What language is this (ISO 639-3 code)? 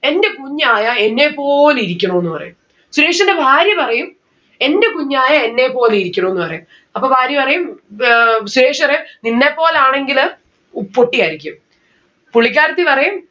mal